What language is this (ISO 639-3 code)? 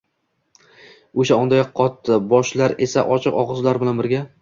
uzb